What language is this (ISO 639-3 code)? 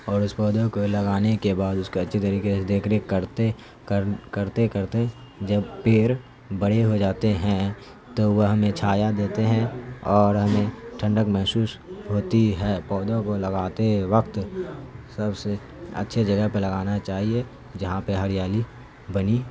urd